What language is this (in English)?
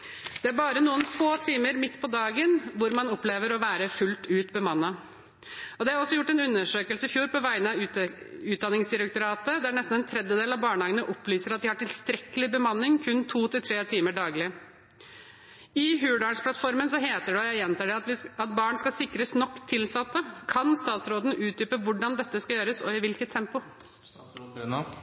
Norwegian Bokmål